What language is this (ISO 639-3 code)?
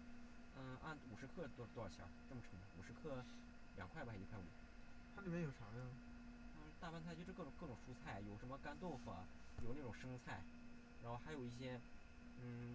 zho